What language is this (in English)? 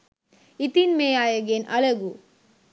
Sinhala